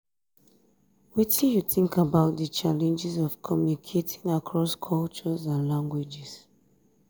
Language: Nigerian Pidgin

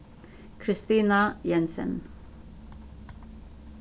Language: Faroese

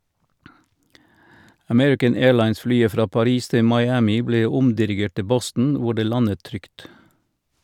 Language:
Norwegian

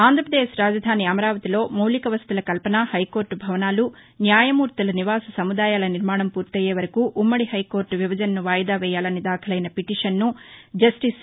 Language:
Telugu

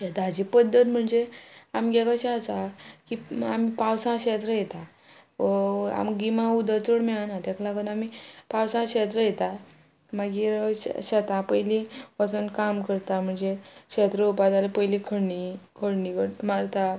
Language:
Konkani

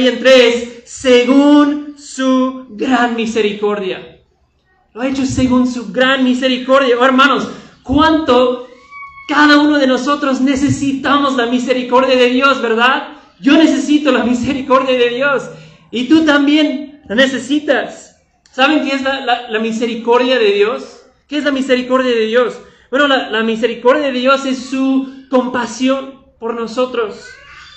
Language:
Spanish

